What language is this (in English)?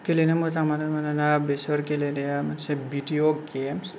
Bodo